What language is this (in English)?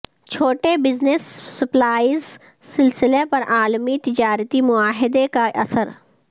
Urdu